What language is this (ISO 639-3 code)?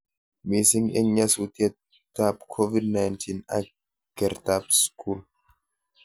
kln